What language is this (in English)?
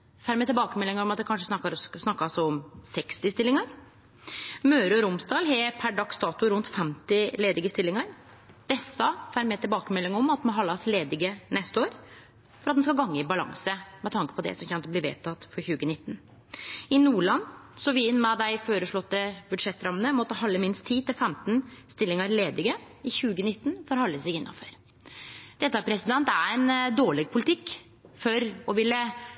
Norwegian Nynorsk